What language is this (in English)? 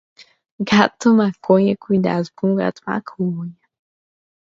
Portuguese